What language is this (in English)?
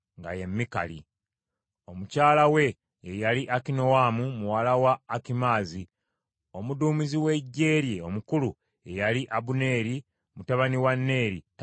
Ganda